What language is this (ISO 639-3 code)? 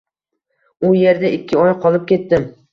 uzb